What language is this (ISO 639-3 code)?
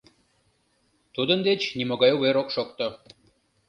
chm